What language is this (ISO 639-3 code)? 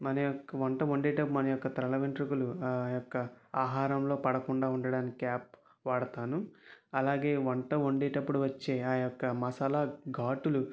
tel